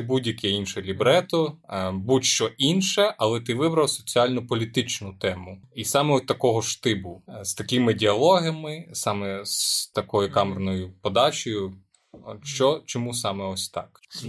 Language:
Ukrainian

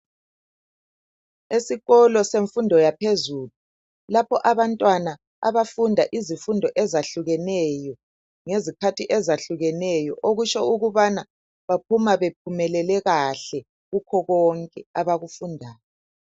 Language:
North Ndebele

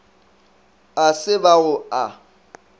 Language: Northern Sotho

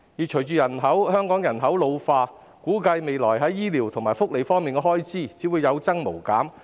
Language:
Cantonese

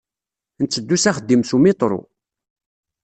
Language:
Kabyle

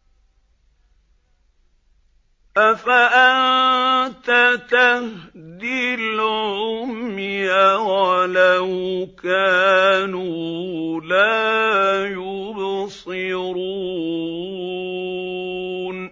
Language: Arabic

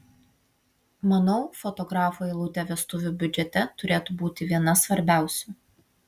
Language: Lithuanian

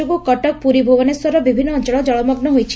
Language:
Odia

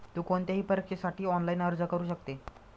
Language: Marathi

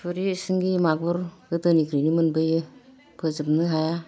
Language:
Bodo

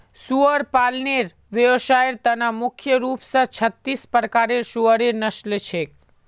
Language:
Magahi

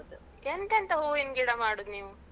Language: Kannada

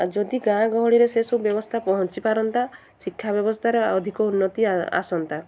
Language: Odia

